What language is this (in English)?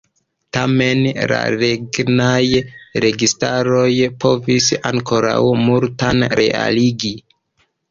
Esperanto